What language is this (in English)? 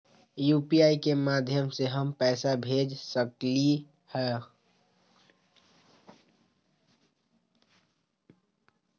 Magahi